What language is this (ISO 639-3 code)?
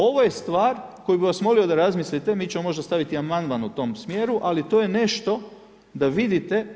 hrv